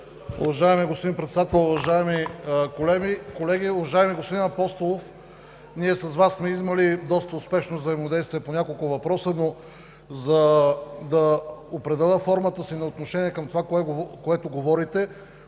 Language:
Bulgarian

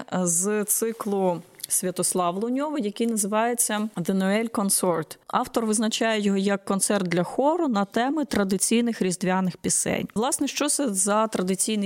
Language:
Ukrainian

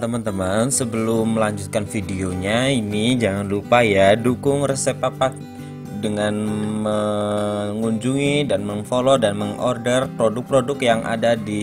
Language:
Indonesian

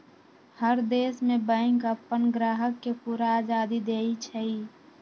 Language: Magahi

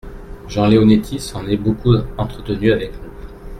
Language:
French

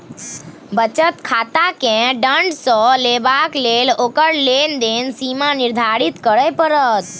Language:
Maithili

